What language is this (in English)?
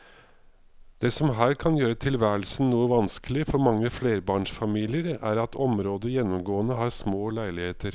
Norwegian